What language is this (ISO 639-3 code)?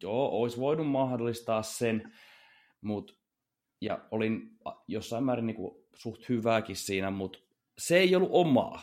fin